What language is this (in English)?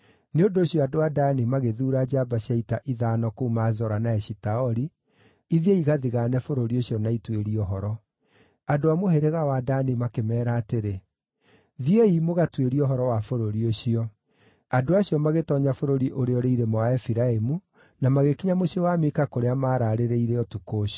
Kikuyu